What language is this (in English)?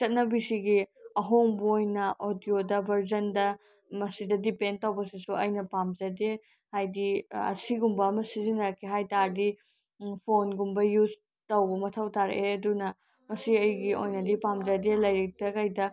Manipuri